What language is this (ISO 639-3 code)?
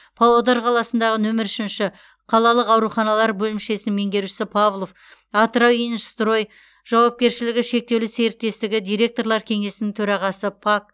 kaz